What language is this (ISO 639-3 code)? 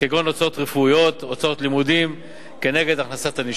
heb